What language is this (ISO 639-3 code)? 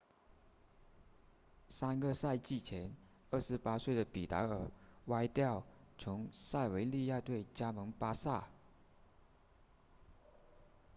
zho